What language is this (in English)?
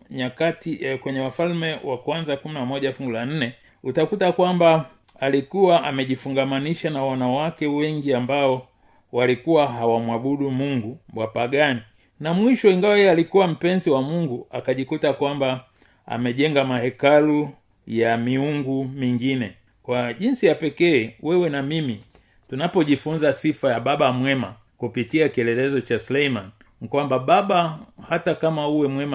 Swahili